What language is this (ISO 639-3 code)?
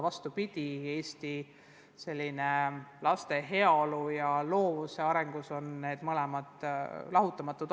est